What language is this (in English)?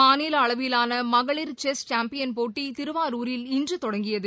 Tamil